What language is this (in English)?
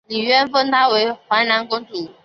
Chinese